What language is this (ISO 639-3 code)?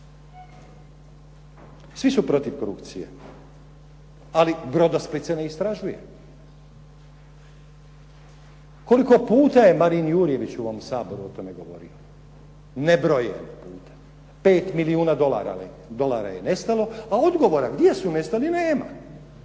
hrv